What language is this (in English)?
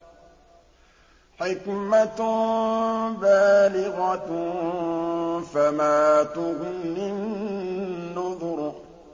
Arabic